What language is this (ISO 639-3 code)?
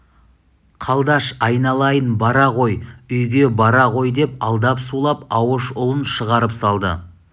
kaz